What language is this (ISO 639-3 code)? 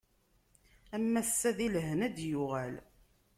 kab